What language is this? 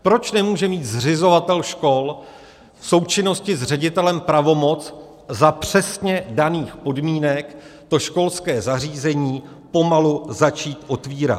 Czech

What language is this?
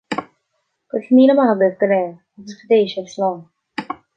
Irish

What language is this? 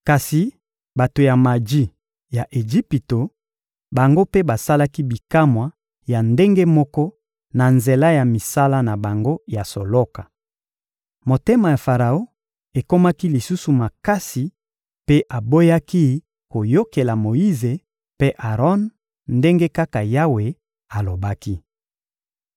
Lingala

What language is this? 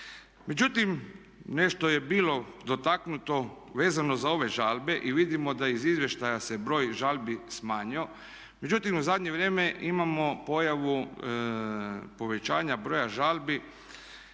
Croatian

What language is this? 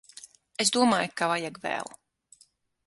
Latvian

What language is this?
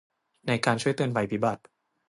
Thai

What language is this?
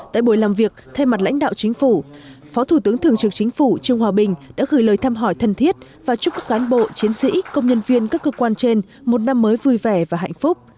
Vietnamese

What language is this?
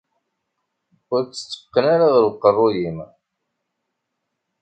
Kabyle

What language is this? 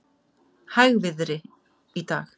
Icelandic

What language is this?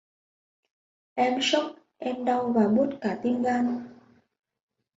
Vietnamese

